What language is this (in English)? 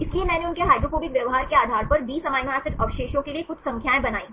Hindi